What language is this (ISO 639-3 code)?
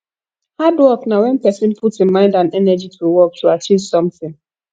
pcm